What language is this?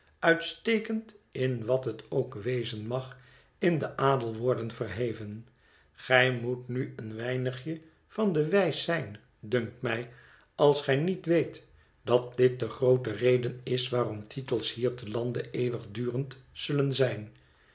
Dutch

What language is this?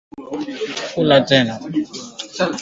Swahili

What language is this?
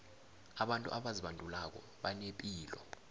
South Ndebele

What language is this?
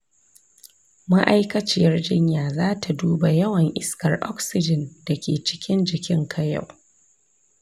Hausa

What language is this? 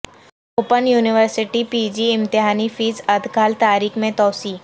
Urdu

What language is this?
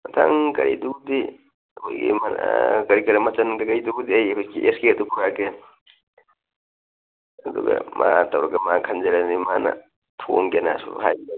Manipuri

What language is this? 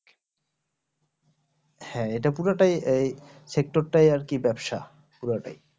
Bangla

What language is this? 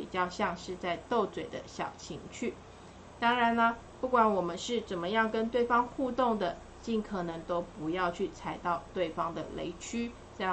Chinese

